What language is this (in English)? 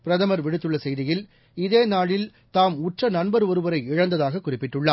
Tamil